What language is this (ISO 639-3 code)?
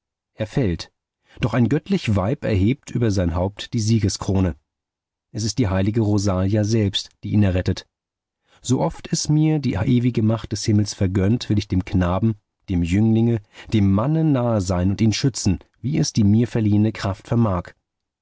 deu